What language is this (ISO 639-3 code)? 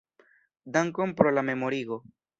epo